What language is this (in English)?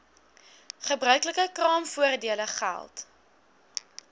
Afrikaans